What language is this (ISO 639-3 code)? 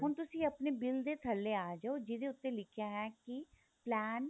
pan